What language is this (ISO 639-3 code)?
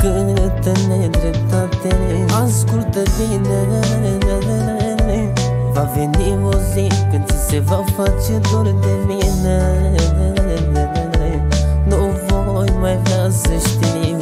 ron